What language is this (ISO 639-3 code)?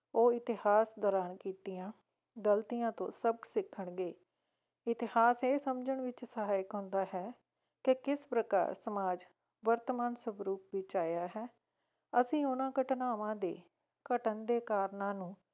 pan